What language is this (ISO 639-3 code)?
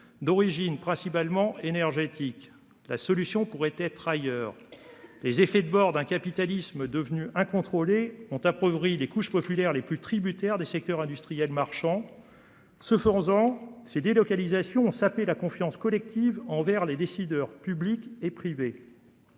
fra